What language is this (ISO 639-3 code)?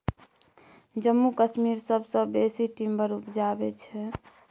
mai